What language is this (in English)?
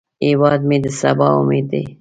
Pashto